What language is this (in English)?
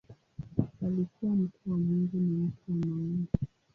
Swahili